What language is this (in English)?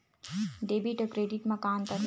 Chhattisgarhi